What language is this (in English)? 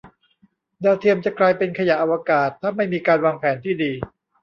Thai